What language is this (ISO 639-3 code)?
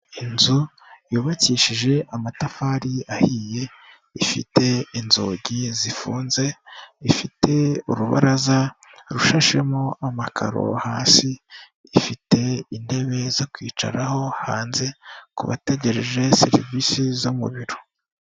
kin